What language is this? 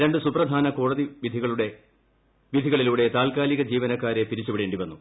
Malayalam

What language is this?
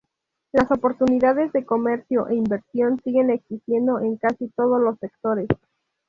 Spanish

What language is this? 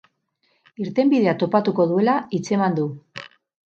Basque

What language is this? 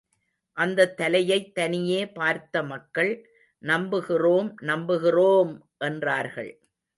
Tamil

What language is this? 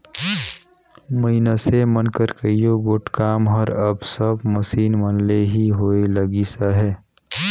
Chhattisgarhi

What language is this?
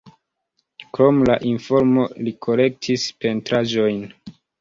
Esperanto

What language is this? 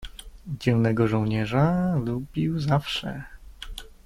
Polish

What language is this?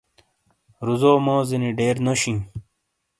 Shina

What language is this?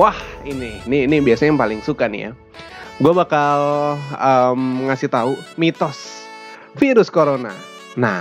Indonesian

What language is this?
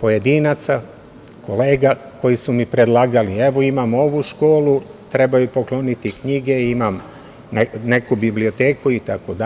Serbian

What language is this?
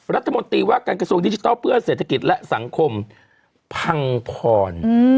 Thai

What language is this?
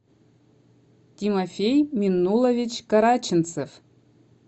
Russian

